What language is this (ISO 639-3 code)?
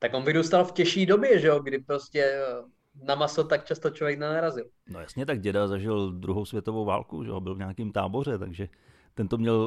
ces